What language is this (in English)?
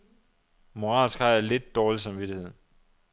Danish